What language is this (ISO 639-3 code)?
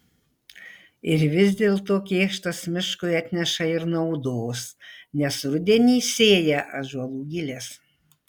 lit